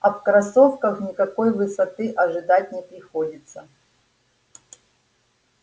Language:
Russian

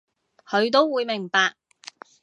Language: Cantonese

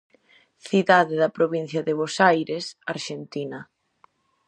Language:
Galician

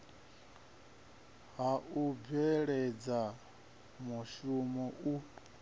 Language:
Venda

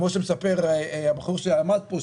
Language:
Hebrew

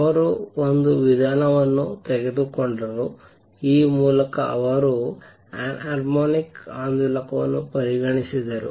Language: Kannada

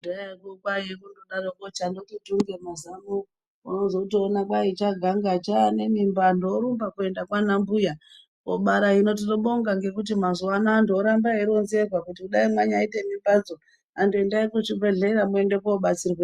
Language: Ndau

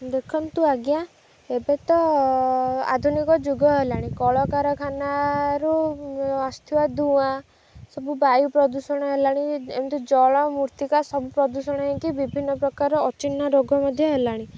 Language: Odia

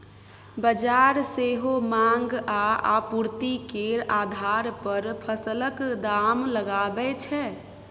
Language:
Maithili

